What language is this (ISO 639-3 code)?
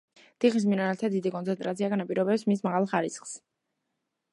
kat